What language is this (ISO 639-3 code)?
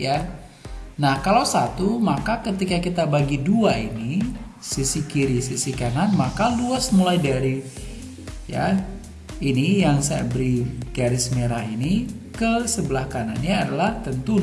ind